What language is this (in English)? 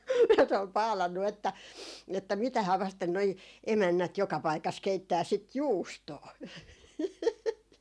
Finnish